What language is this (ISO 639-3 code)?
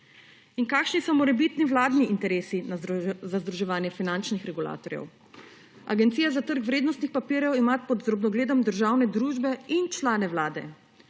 slv